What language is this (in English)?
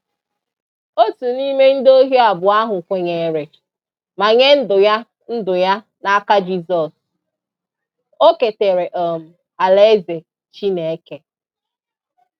Igbo